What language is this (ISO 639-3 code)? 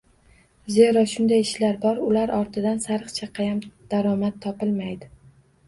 uzb